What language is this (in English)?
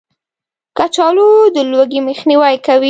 Pashto